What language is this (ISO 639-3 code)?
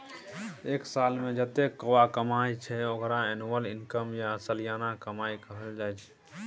mai